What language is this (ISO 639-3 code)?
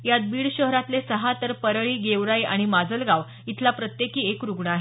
mar